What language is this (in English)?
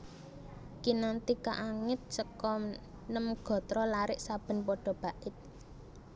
Javanese